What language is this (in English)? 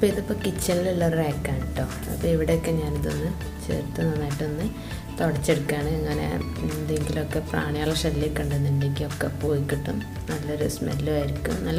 English